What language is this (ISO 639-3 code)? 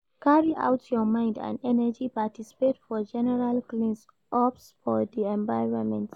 pcm